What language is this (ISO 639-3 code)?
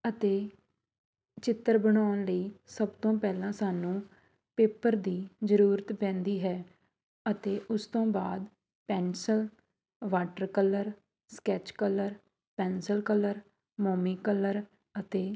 pan